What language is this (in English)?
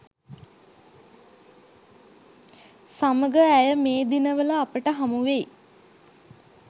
Sinhala